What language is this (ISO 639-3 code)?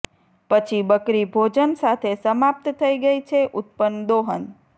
guj